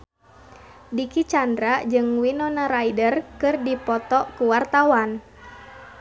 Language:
Sundanese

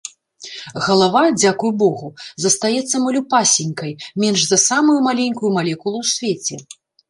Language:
Belarusian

